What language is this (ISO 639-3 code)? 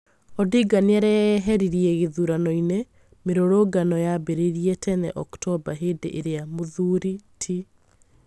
kik